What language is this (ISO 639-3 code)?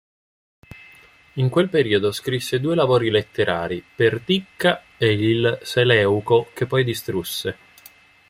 ita